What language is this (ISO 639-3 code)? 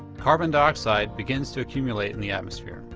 eng